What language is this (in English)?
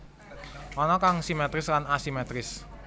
Javanese